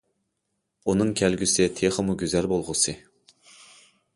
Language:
Uyghur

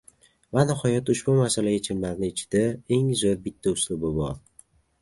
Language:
Uzbek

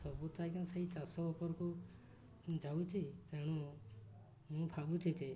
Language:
Odia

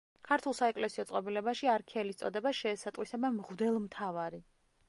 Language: Georgian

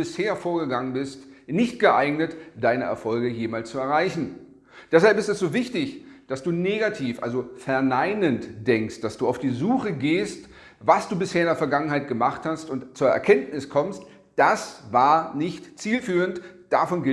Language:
German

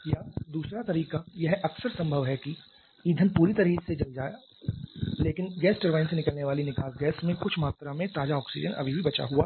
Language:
Hindi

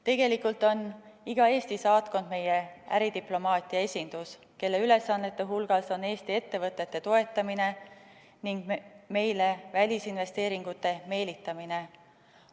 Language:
Estonian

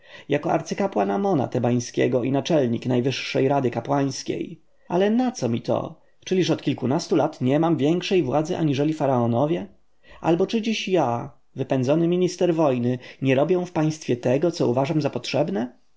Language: Polish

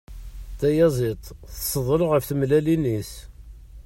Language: Kabyle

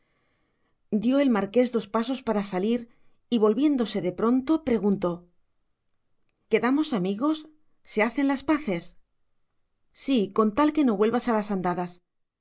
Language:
Spanish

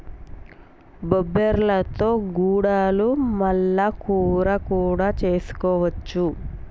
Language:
Telugu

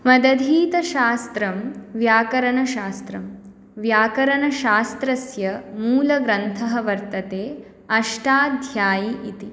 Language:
Sanskrit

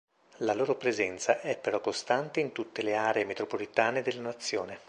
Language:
Italian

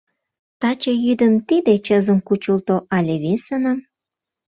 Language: Mari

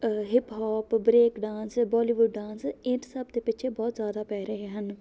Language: Punjabi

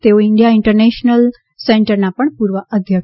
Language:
Gujarati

